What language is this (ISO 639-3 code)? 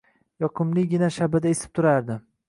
uzb